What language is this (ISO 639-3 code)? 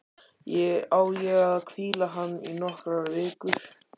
isl